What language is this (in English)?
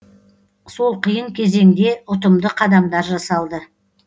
Kazakh